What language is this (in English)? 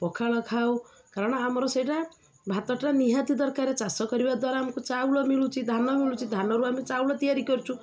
Odia